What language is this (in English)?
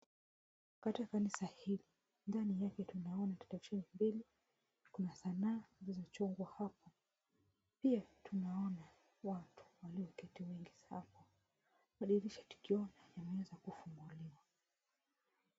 Swahili